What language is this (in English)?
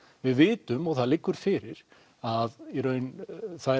Icelandic